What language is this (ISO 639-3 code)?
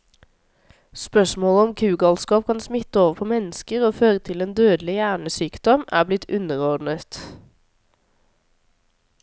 nor